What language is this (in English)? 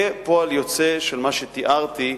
Hebrew